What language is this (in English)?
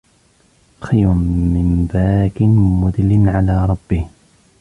Arabic